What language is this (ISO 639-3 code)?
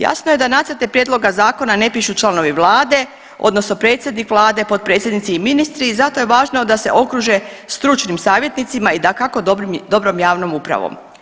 hrv